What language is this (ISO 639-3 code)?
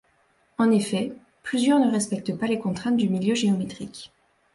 fra